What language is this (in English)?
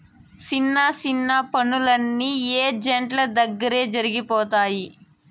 Telugu